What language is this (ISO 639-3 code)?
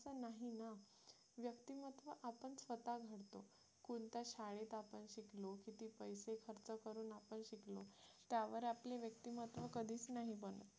mar